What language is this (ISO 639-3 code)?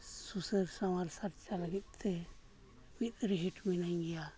sat